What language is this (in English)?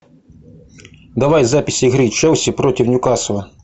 Russian